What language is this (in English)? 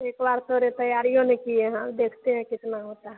Hindi